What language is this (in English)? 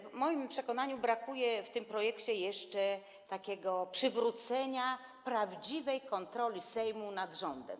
Polish